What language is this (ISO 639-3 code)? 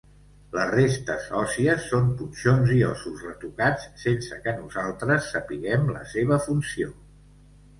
cat